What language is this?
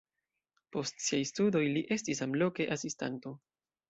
Esperanto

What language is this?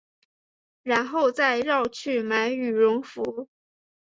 Chinese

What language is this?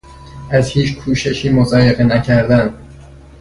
Persian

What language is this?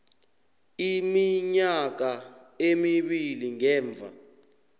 South Ndebele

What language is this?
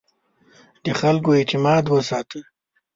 Pashto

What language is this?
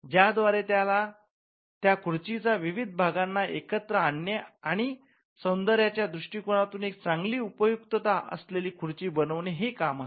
Marathi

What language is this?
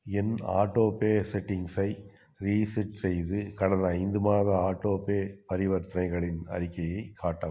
Tamil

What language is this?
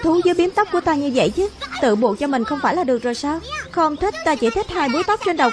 Vietnamese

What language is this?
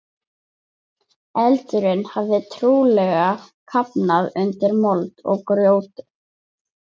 Icelandic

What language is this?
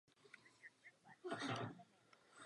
Czech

